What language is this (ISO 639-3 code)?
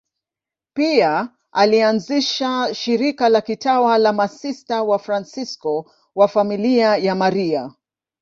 swa